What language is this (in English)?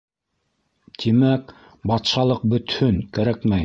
Bashkir